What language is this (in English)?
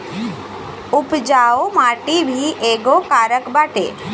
Bhojpuri